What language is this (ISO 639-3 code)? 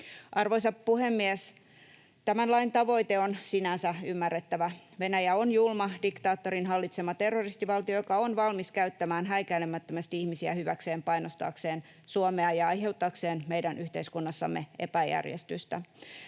fin